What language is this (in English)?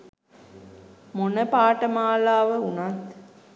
Sinhala